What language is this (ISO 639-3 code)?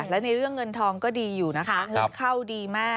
tha